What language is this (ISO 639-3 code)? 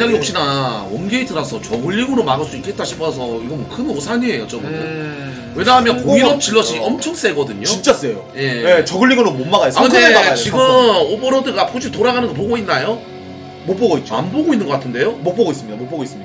kor